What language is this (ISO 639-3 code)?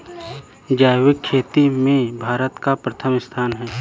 hin